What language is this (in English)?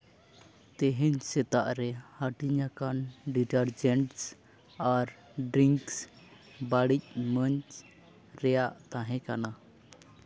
Santali